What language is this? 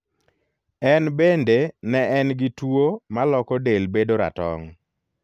Luo (Kenya and Tanzania)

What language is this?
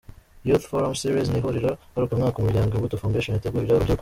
Kinyarwanda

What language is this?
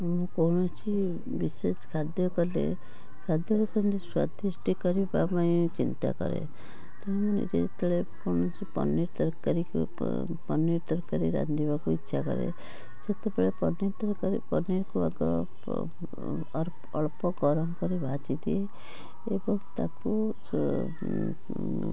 Odia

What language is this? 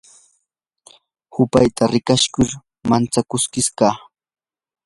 Yanahuanca Pasco Quechua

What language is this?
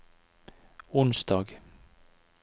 Norwegian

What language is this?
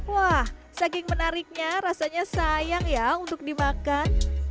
Indonesian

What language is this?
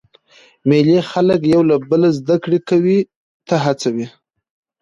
Pashto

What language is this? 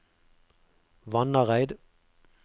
Norwegian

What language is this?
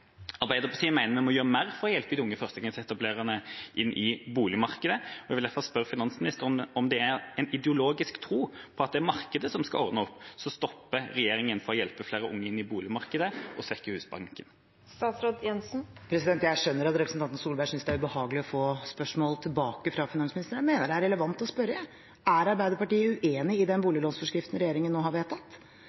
Norwegian Bokmål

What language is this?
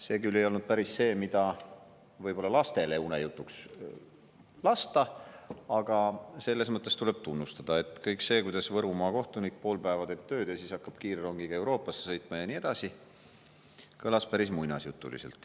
Estonian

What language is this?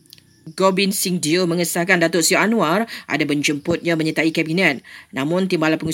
Malay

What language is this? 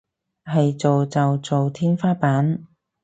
Cantonese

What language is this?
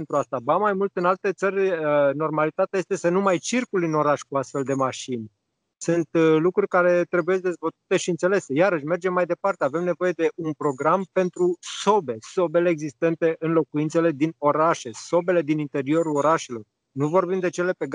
Romanian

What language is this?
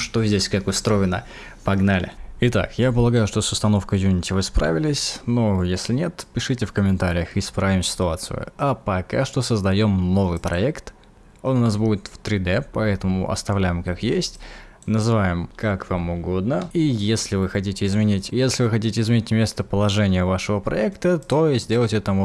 Russian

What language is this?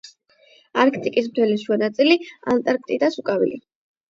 Georgian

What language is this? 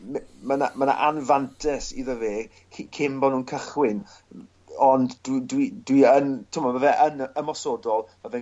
Welsh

